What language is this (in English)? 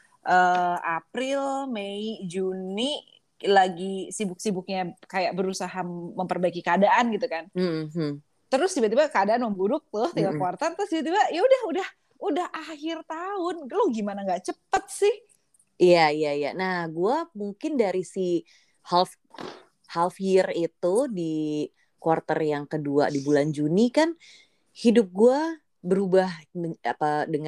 Indonesian